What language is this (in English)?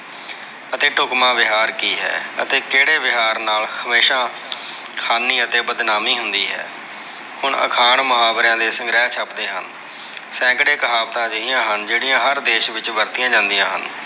Punjabi